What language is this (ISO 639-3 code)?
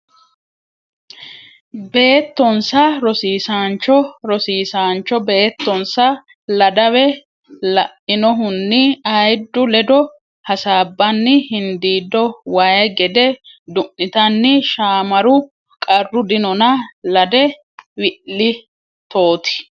sid